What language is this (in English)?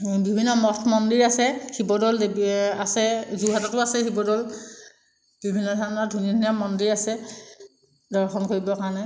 Assamese